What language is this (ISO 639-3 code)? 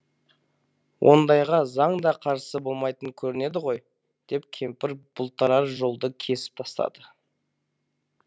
kaz